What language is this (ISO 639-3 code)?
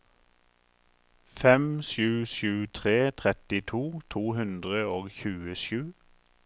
nor